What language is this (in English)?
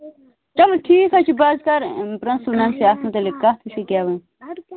Kashmiri